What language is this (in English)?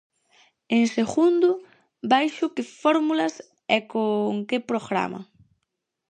Galician